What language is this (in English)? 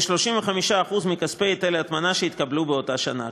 Hebrew